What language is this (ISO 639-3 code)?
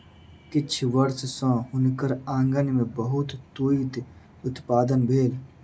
mai